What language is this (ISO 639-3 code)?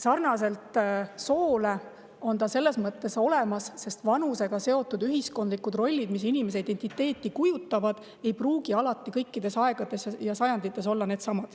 est